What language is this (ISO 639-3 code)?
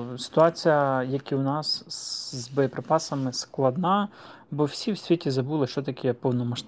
ukr